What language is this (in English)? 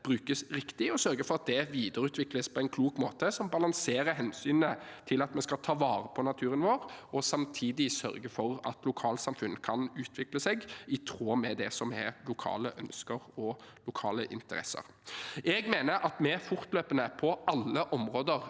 Norwegian